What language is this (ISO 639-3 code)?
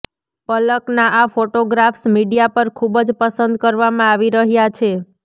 guj